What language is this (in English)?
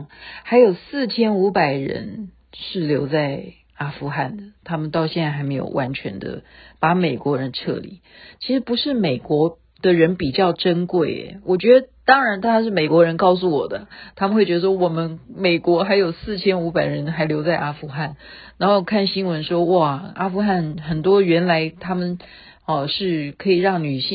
Chinese